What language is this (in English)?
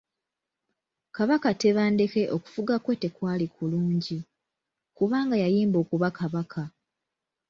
Ganda